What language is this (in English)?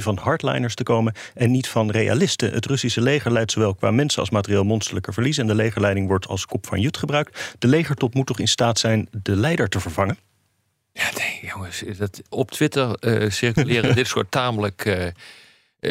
Dutch